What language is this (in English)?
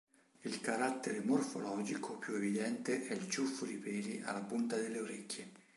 Italian